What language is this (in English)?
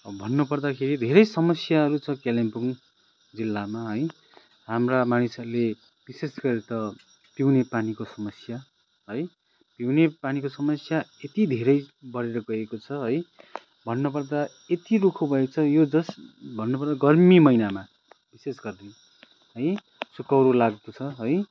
Nepali